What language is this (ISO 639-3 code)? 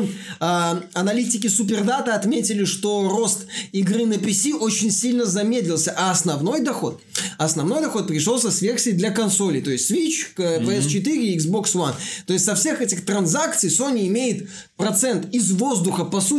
rus